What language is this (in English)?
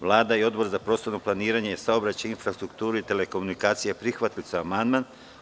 Serbian